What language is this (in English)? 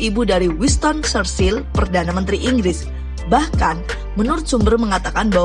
Indonesian